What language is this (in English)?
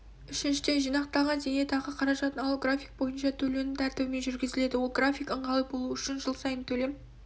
Kazakh